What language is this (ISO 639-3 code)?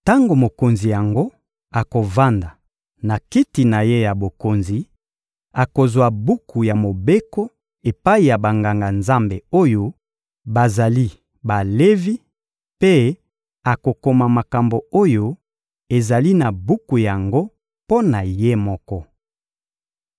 lin